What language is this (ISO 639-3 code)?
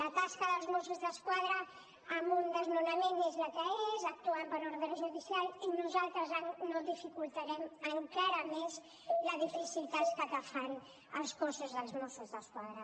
cat